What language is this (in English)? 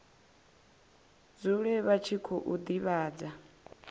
Venda